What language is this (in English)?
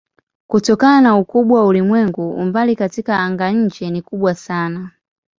Swahili